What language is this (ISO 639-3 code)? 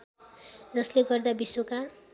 nep